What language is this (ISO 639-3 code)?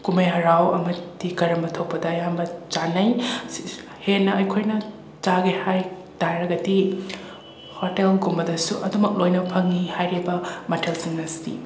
mni